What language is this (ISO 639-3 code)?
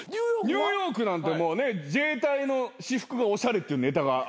jpn